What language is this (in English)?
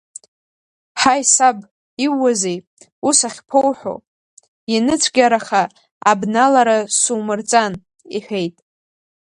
Abkhazian